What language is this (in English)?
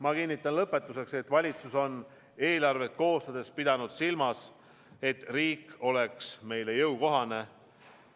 Estonian